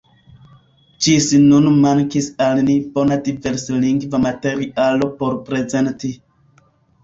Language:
Esperanto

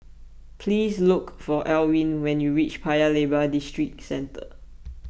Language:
English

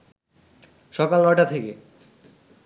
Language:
Bangla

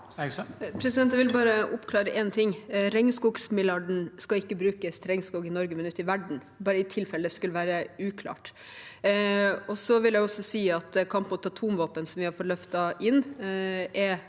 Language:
Norwegian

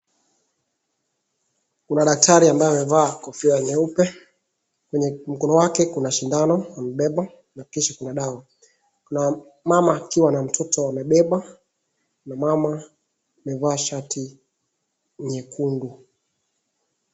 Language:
Swahili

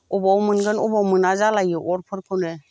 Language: Bodo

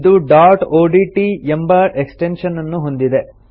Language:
Kannada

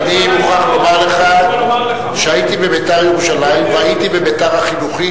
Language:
Hebrew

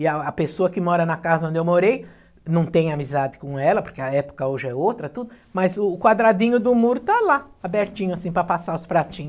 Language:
Portuguese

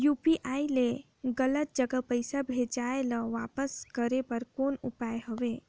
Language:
Chhattisgarhi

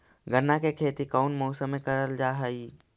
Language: Magahi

